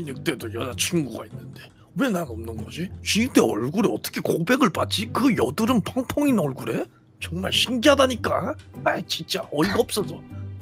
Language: Korean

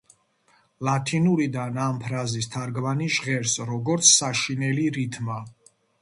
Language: Georgian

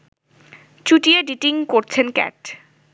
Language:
Bangla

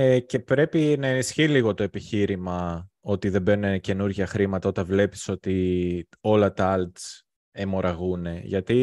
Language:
Greek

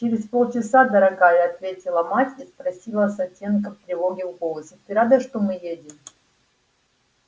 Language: Russian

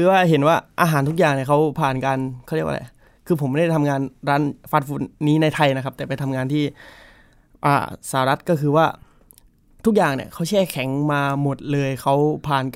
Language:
Thai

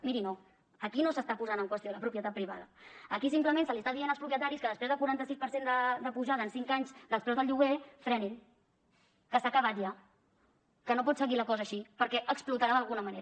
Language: Catalan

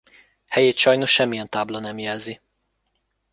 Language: Hungarian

